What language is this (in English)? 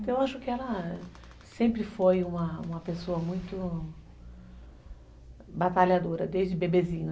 Portuguese